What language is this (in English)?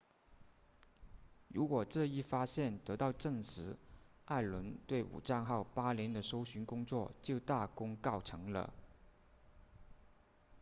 Chinese